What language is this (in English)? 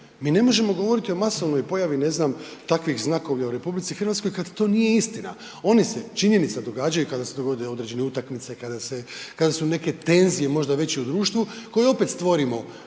Croatian